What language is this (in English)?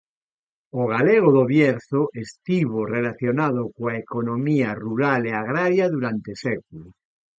Galician